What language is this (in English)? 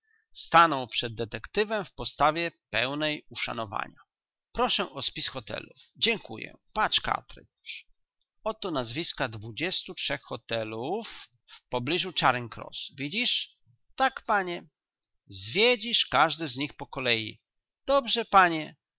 Polish